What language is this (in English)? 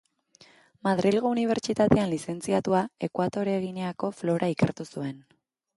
Basque